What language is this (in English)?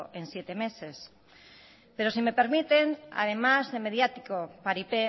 Spanish